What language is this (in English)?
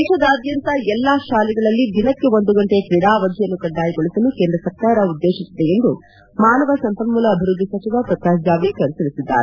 Kannada